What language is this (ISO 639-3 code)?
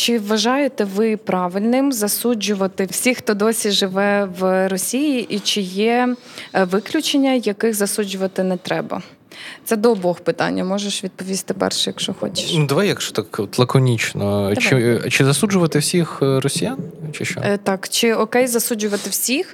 ukr